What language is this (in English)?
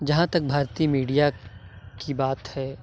Urdu